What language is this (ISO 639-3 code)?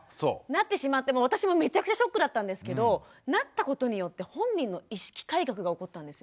jpn